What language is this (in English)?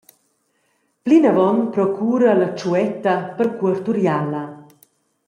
Romansh